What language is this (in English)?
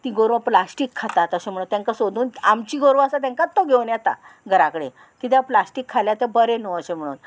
Konkani